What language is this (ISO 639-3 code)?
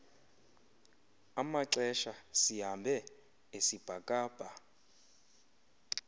xho